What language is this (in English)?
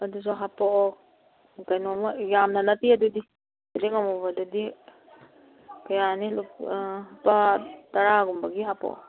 Manipuri